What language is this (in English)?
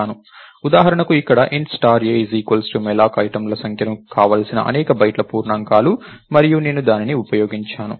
Telugu